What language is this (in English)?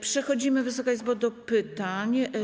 Polish